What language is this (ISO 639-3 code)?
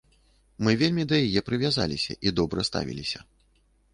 bel